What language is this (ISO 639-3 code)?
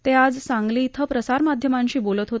mar